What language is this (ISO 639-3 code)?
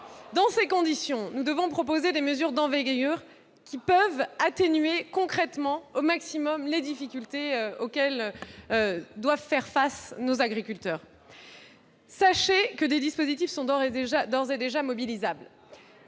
fra